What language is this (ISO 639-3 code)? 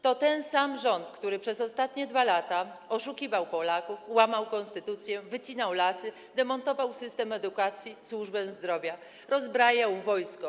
pol